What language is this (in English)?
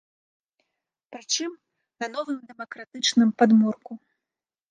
Belarusian